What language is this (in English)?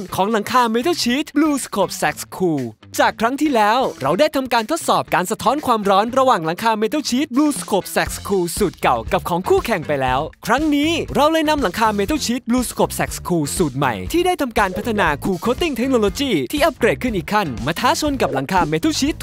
Thai